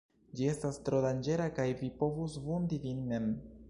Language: Esperanto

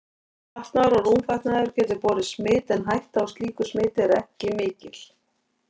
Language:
Icelandic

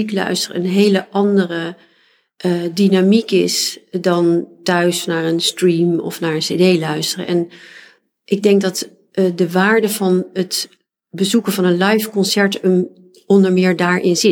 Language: Dutch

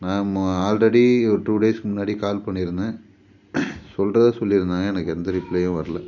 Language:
Tamil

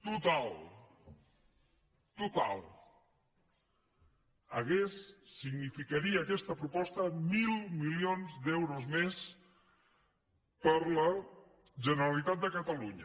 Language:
Catalan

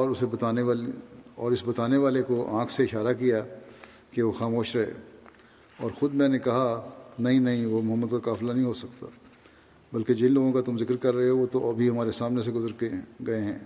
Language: Urdu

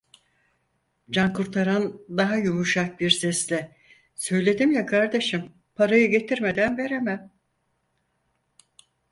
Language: Turkish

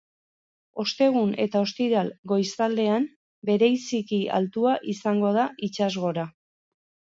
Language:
Basque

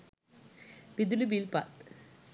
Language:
Sinhala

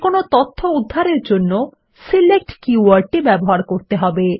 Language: Bangla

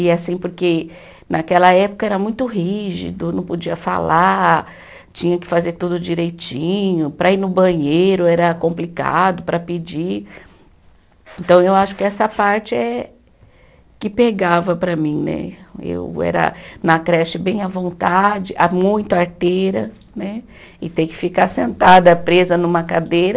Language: Portuguese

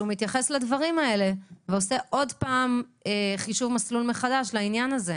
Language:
Hebrew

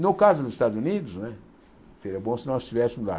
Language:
Portuguese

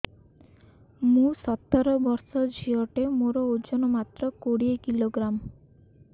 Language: Odia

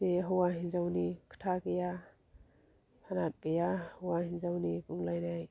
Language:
Bodo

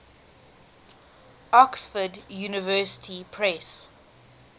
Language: English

